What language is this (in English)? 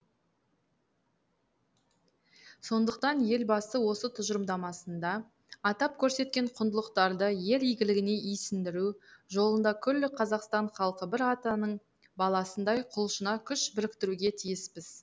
Kazakh